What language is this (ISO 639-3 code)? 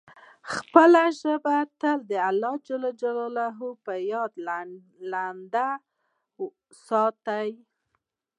pus